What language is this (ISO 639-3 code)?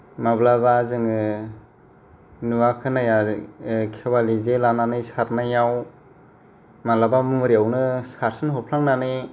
brx